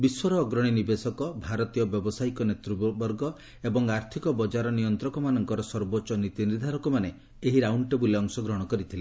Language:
Odia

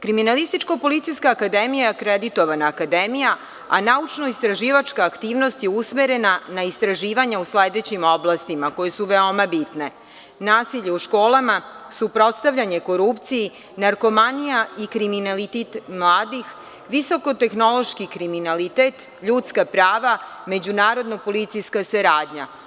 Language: Serbian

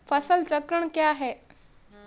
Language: Hindi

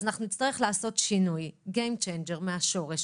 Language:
Hebrew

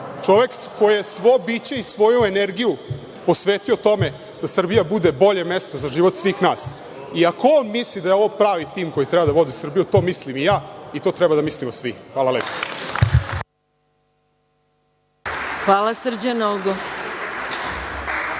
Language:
Serbian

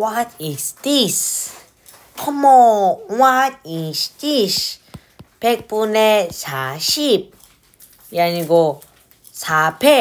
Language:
Korean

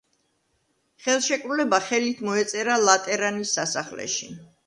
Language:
Georgian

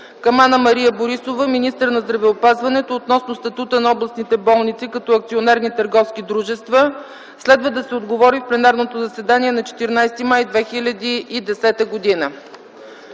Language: Bulgarian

